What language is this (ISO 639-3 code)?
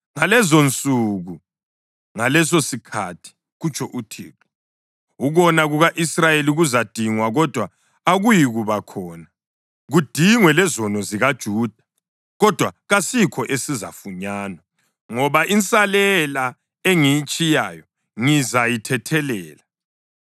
nde